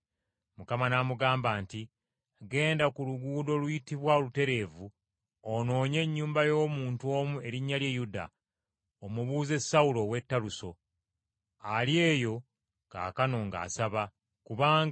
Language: Ganda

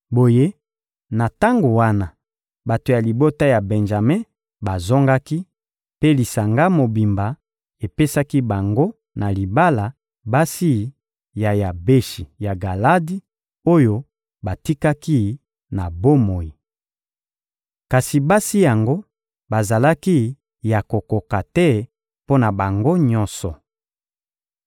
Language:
Lingala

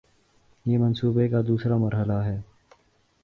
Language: Urdu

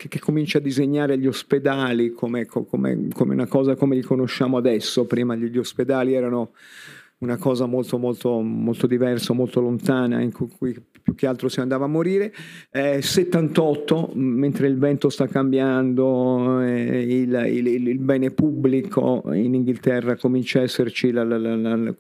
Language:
Italian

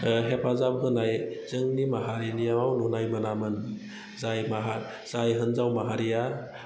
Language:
Bodo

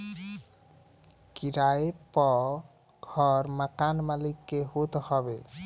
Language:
Bhojpuri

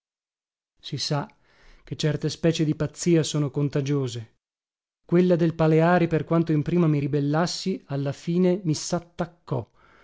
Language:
Italian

